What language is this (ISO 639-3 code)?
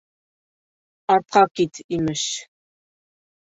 bak